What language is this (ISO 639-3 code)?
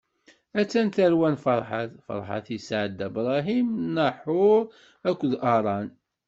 kab